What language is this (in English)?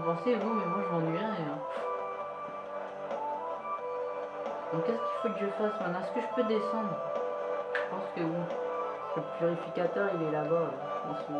French